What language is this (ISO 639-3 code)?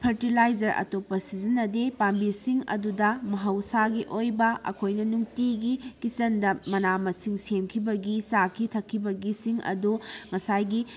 mni